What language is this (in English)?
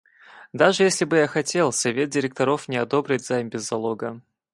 Russian